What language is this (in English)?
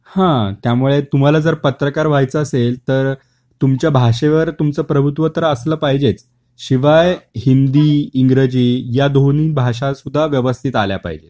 Marathi